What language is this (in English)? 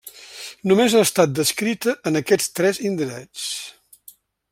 Catalan